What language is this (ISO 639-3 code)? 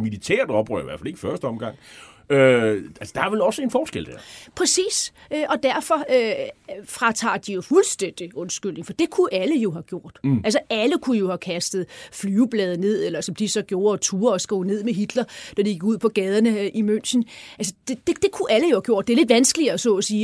dan